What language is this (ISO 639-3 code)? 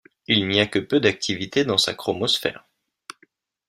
fra